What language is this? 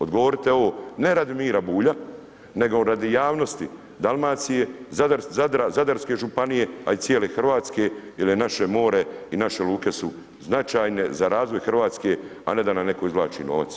Croatian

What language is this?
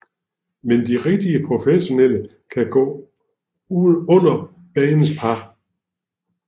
Danish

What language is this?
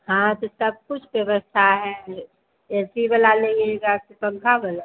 Hindi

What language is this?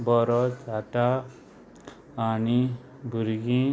Konkani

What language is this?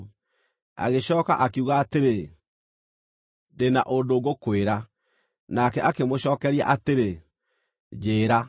Kikuyu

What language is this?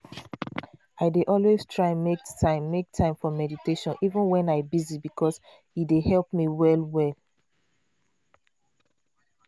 Nigerian Pidgin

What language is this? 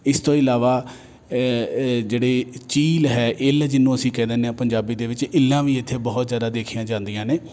Punjabi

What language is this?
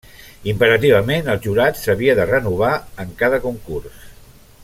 Catalan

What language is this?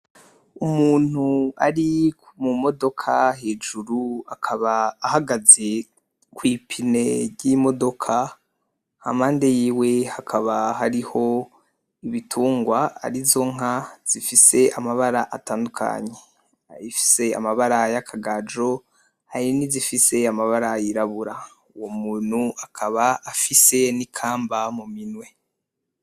Rundi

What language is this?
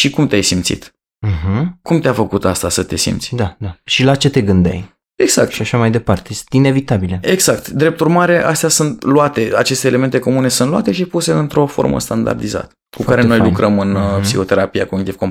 Romanian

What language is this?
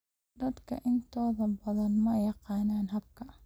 Somali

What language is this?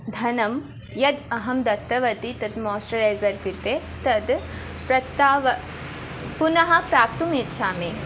Sanskrit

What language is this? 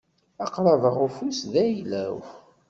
Kabyle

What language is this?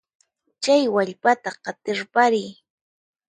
Puno Quechua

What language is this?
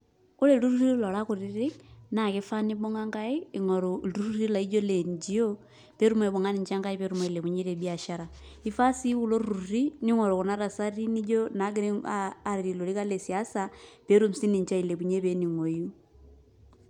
Masai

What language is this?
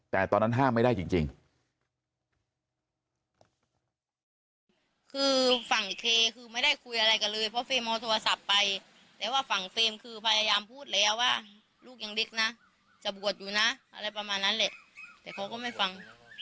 Thai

